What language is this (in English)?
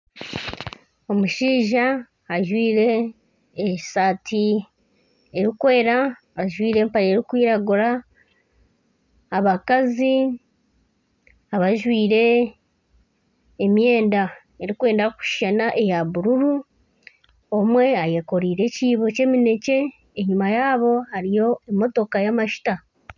Nyankole